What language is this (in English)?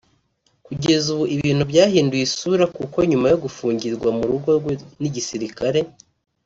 Kinyarwanda